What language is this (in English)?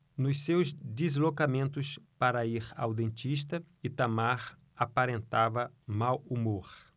Portuguese